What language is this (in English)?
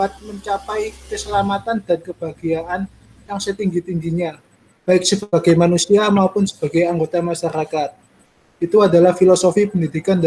Indonesian